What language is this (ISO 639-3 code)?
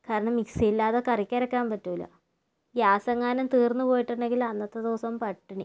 mal